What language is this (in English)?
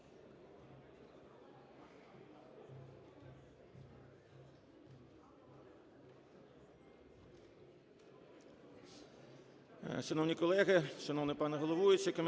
Ukrainian